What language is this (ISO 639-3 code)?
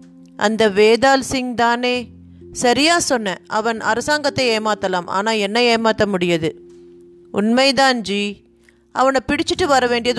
tam